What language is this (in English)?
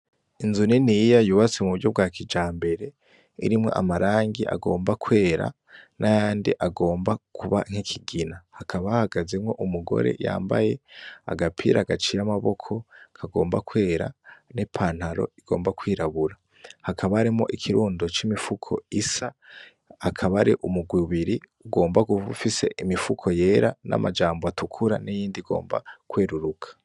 Rundi